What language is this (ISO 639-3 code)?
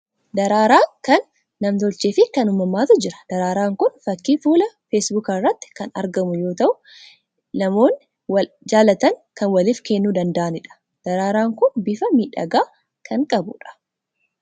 orm